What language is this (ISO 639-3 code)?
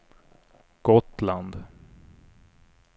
swe